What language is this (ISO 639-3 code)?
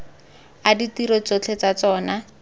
tsn